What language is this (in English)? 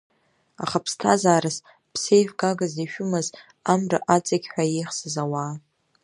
Abkhazian